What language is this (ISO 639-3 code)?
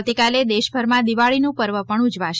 guj